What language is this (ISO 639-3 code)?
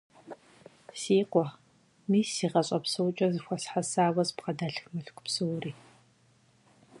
kbd